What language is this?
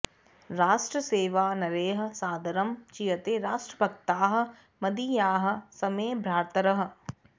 Sanskrit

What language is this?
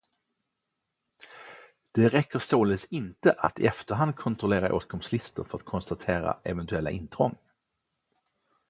Swedish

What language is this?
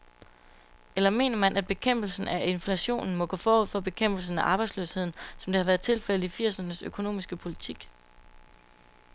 Danish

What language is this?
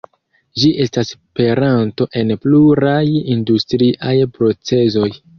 Esperanto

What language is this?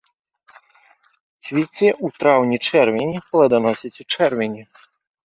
Belarusian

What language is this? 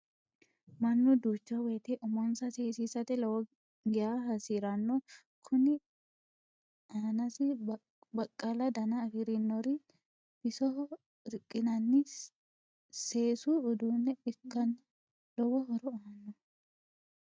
Sidamo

